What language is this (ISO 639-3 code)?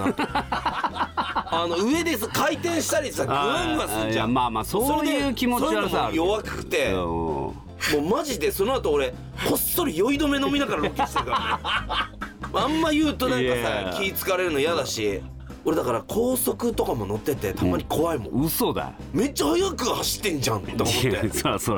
jpn